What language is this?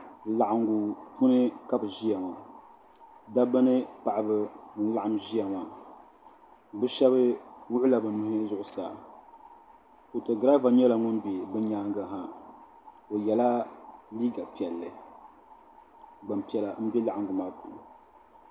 Dagbani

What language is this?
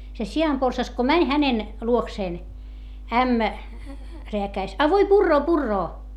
Finnish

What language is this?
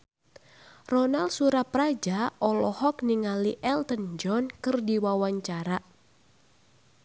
Sundanese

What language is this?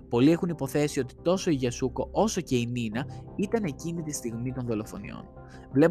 Greek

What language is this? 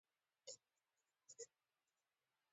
Pashto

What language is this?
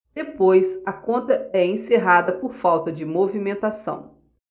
Portuguese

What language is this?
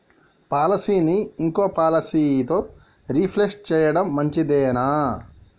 Telugu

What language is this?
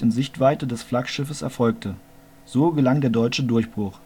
German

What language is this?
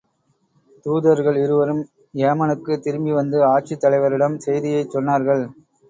Tamil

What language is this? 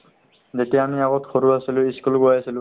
Assamese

